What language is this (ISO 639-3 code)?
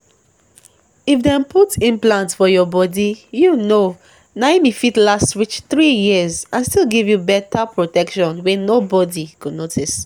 pcm